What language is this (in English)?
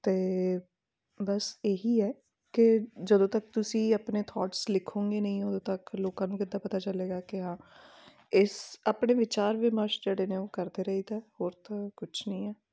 Punjabi